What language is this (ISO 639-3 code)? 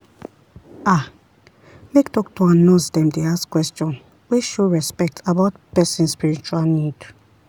pcm